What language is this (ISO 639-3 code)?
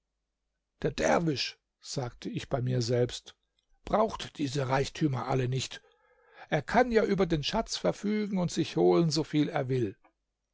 deu